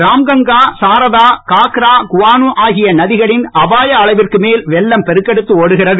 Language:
Tamil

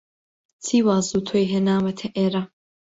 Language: Central Kurdish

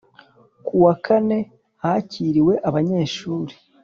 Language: Kinyarwanda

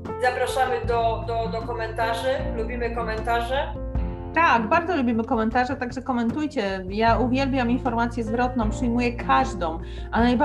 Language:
Polish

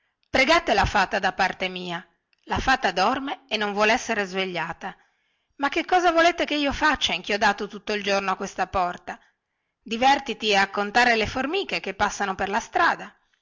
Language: Italian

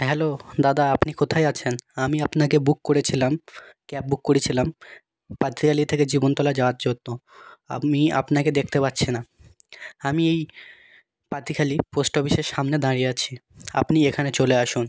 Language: Bangla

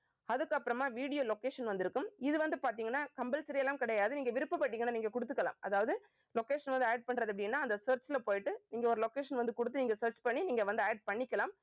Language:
Tamil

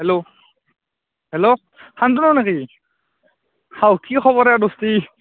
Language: Assamese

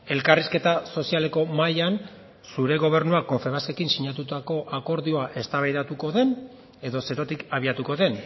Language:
Basque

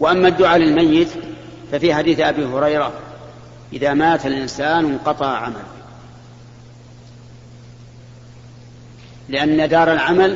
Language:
Arabic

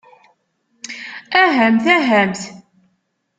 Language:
Kabyle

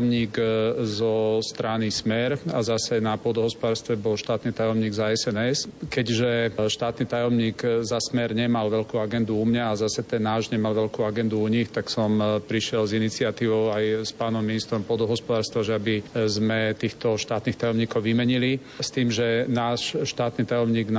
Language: Slovak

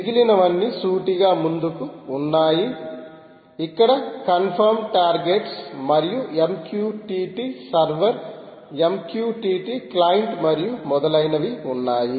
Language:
Telugu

